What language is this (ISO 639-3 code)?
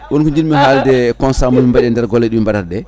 ful